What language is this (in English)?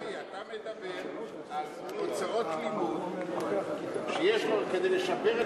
Hebrew